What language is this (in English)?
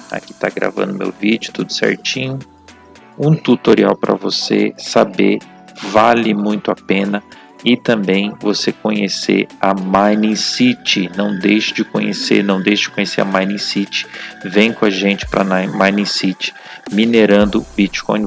Portuguese